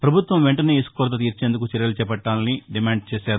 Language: Telugu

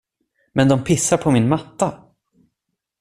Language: Swedish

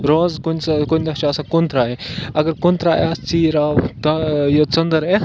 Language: Kashmiri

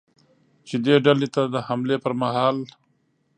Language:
Pashto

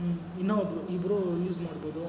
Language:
Kannada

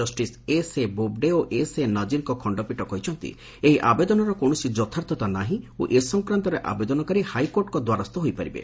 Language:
Odia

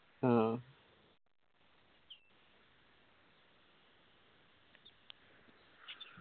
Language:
Malayalam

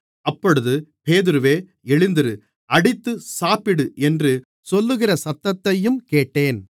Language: Tamil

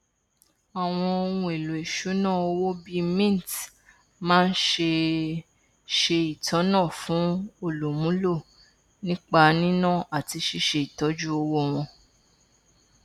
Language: Yoruba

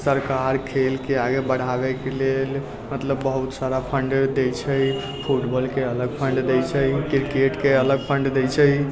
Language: Maithili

